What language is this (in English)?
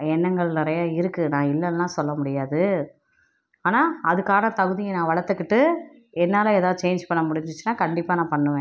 Tamil